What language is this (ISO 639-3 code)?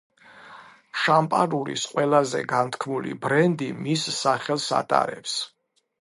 kat